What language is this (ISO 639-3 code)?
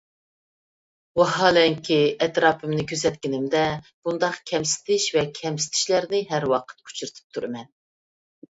uig